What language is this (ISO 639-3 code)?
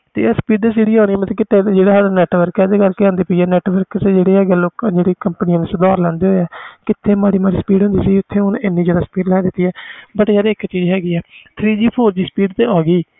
pan